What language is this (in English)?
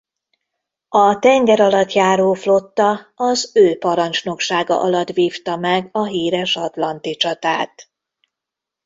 Hungarian